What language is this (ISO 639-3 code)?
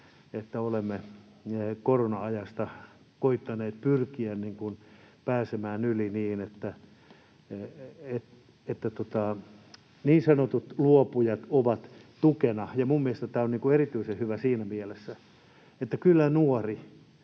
fin